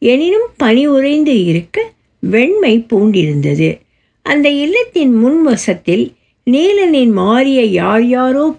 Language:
Tamil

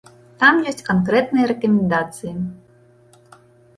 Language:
Belarusian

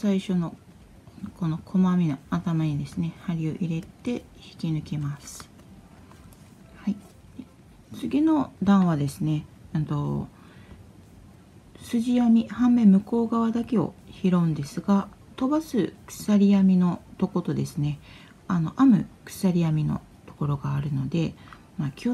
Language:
Japanese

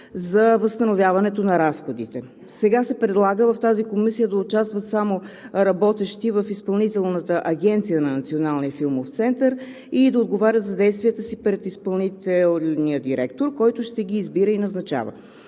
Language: Bulgarian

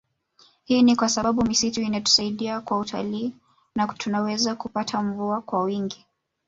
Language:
Swahili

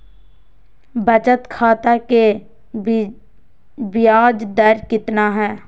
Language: Magahi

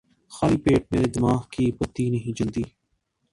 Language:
Urdu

